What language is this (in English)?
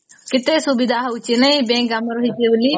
Odia